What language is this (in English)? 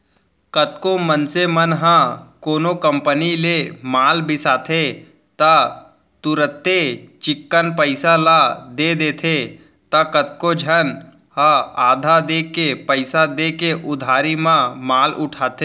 Chhattisgarhi